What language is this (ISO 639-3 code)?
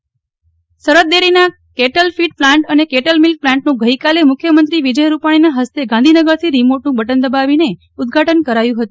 guj